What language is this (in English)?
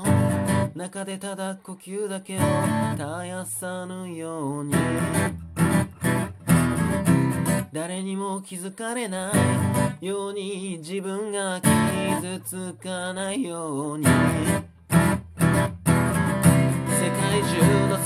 Japanese